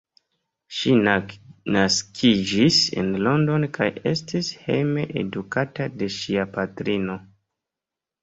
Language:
Esperanto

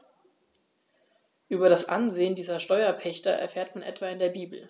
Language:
German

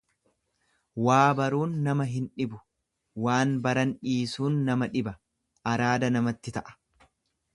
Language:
Oromo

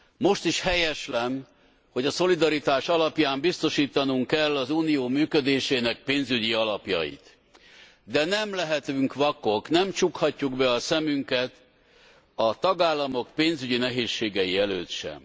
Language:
Hungarian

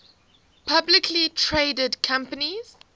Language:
English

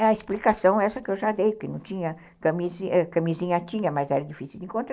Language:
Portuguese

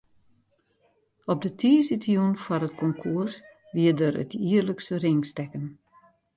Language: Western Frisian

